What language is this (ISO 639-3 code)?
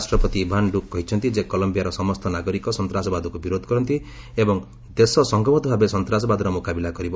ori